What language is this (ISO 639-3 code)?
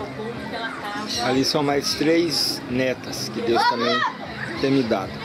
por